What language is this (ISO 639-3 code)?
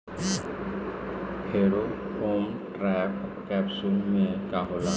bho